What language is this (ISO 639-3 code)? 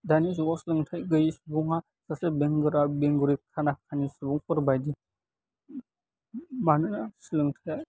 brx